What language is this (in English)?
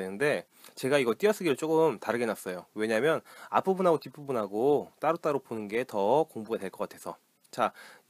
Korean